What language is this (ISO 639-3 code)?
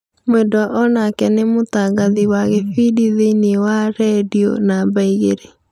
kik